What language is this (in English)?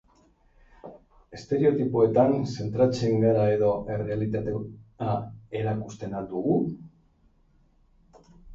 Basque